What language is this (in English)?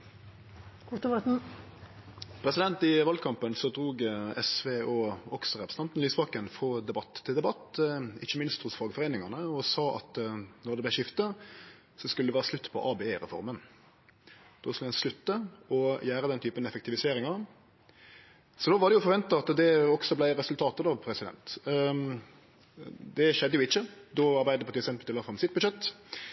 Norwegian